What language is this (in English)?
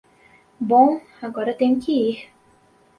Portuguese